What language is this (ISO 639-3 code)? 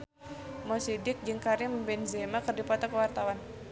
sun